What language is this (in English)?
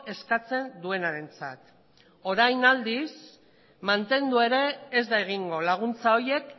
Basque